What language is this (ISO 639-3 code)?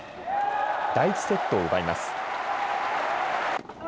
jpn